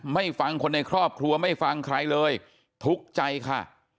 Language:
Thai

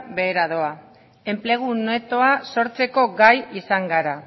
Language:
Basque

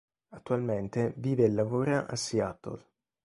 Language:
Italian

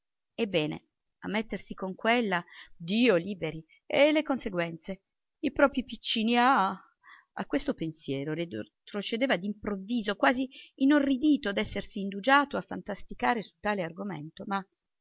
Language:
Italian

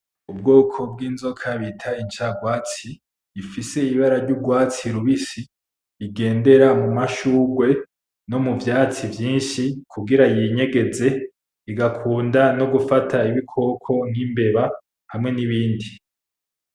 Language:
Rundi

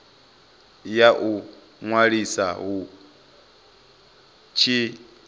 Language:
Venda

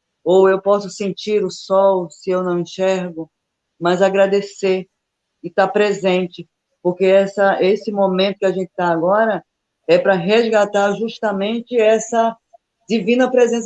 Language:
Portuguese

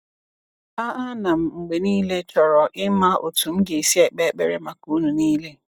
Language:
Igbo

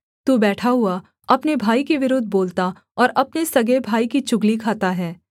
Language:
Hindi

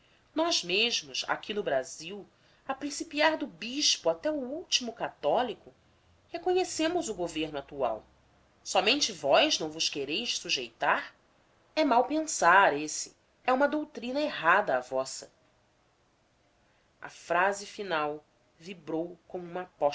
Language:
Portuguese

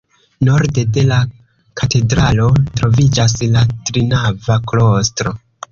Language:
Esperanto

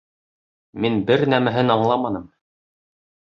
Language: Bashkir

